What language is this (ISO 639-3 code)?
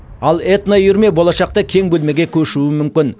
kaz